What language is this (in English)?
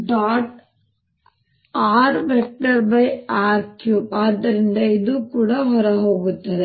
Kannada